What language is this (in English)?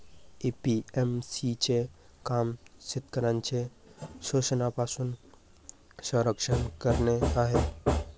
Marathi